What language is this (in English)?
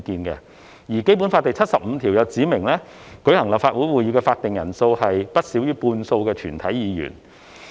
Cantonese